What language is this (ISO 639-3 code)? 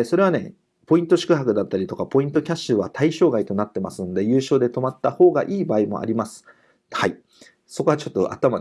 jpn